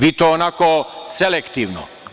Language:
Serbian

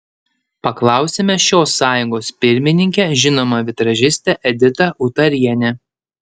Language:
Lithuanian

